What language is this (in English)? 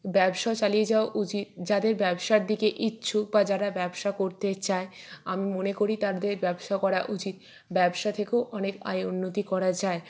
Bangla